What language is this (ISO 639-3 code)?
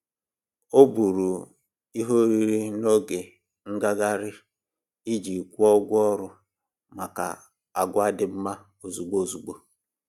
ibo